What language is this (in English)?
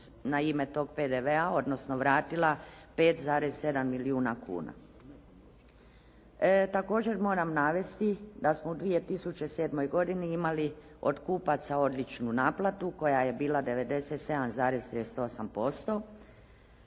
Croatian